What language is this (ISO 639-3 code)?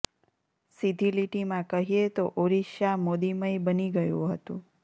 guj